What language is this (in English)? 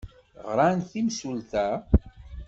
Kabyle